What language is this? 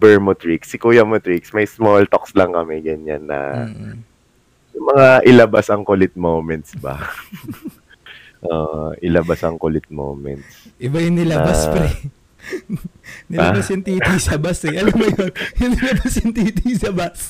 Filipino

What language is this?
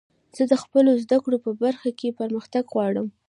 Pashto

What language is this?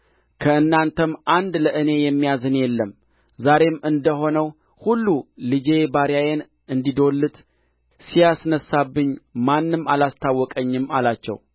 Amharic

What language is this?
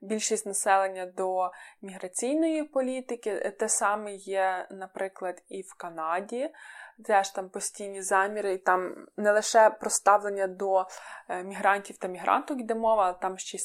Ukrainian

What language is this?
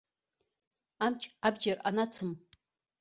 Abkhazian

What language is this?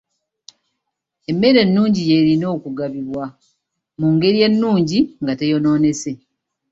Ganda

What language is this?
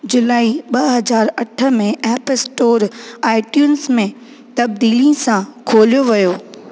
Sindhi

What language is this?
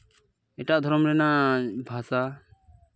Santali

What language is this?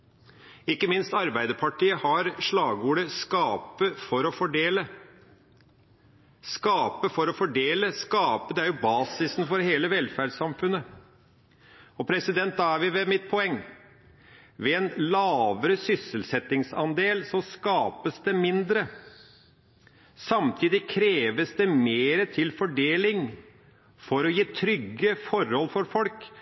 Norwegian Nynorsk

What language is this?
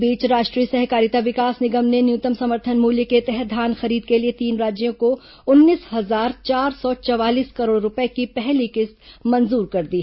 Hindi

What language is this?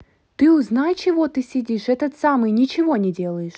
Russian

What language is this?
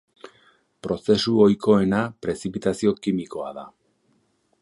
Basque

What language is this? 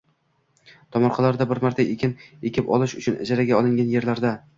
Uzbek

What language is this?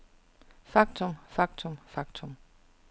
Danish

